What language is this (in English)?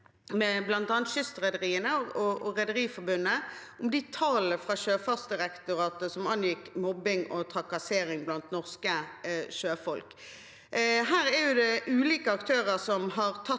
Norwegian